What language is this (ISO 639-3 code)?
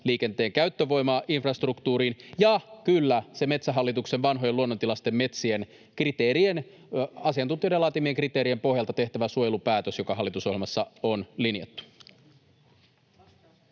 fin